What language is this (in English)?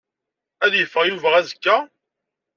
Kabyle